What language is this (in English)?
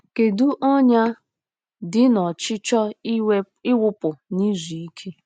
Igbo